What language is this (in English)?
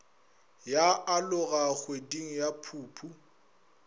Northern Sotho